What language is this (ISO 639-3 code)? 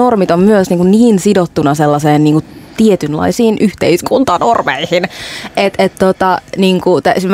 fin